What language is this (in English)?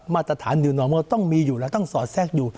Thai